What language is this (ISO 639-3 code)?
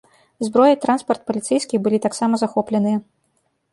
bel